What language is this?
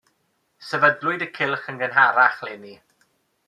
Welsh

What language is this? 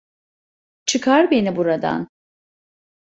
Turkish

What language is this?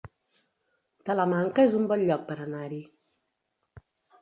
Catalan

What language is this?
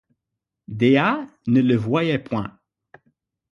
French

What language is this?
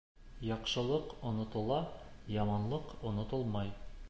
Bashkir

